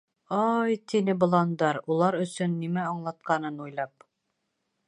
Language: Bashkir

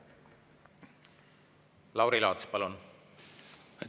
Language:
Estonian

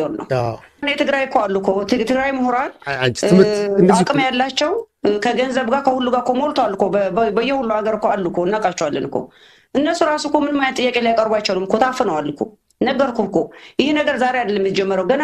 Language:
Arabic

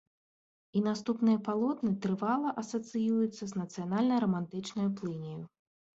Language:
Belarusian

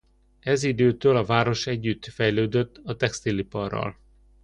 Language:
Hungarian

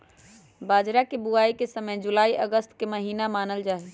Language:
Magahi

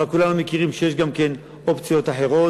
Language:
Hebrew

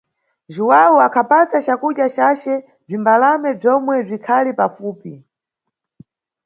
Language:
Nyungwe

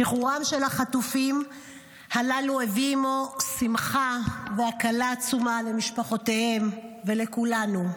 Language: Hebrew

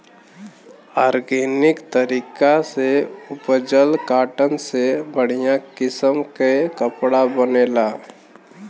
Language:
Bhojpuri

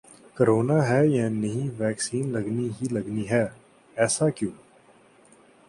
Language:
Urdu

